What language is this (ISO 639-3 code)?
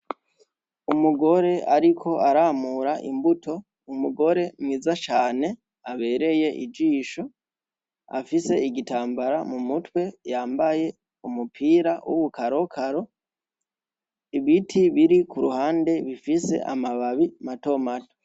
run